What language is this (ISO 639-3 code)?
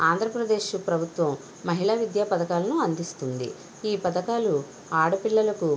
tel